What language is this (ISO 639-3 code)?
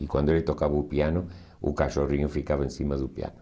por